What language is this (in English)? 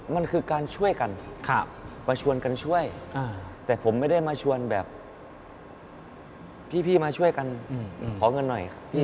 Thai